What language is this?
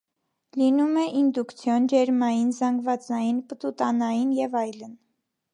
Armenian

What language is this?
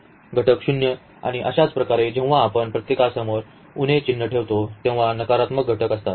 Marathi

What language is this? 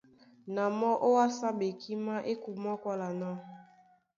Duala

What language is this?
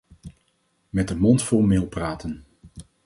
Dutch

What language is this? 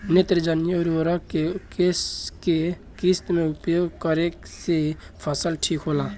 Bhojpuri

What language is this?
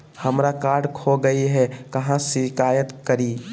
Magahi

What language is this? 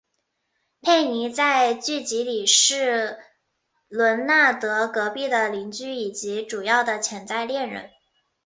Chinese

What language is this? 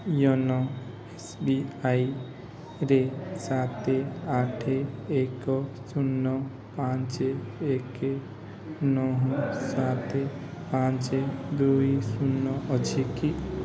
Odia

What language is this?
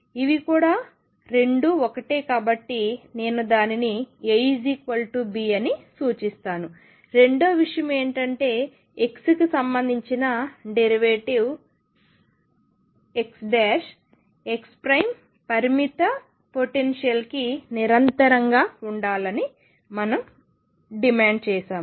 Telugu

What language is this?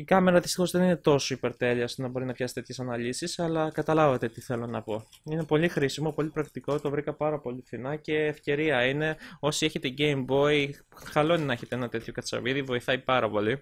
Greek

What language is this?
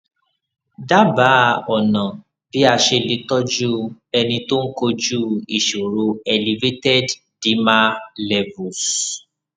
Yoruba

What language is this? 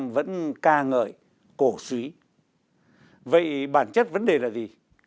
Vietnamese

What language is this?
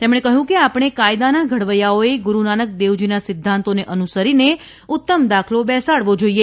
Gujarati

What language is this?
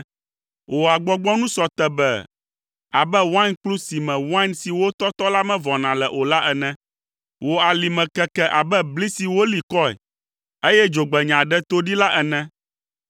Ewe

